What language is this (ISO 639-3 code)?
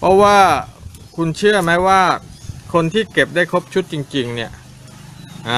tha